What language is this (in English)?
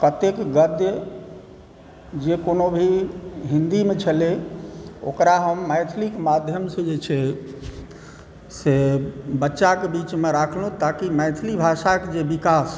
Maithili